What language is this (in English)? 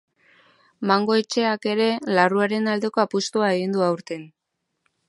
Basque